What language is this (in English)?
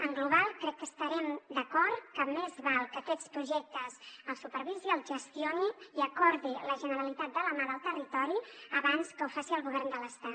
Catalan